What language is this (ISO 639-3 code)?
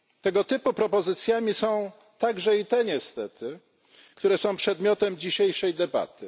pol